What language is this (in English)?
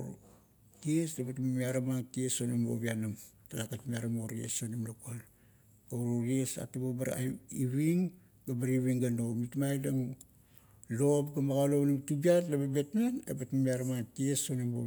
Kuot